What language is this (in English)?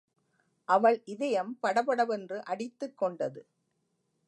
Tamil